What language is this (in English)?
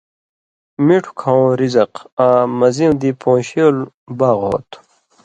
Indus Kohistani